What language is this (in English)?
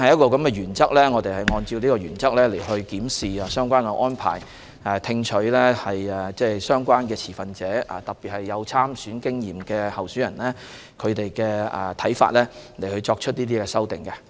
Cantonese